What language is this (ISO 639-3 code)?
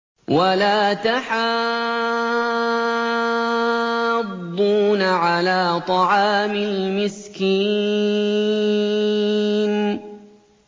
ara